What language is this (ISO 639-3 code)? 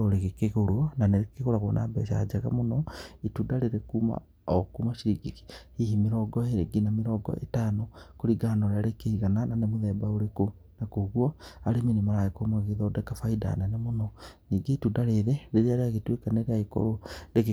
kik